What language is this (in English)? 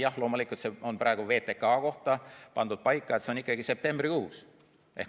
Estonian